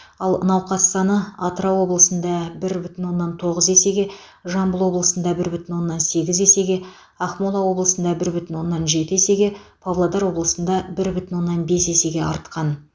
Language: Kazakh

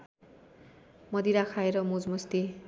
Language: Nepali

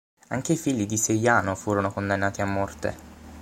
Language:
Italian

